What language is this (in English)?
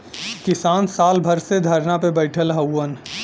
Bhojpuri